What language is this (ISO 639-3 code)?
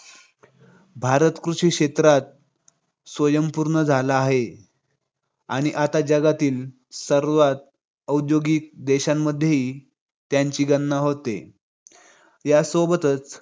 mar